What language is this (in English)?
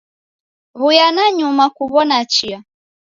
Taita